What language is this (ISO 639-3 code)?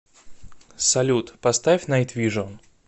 rus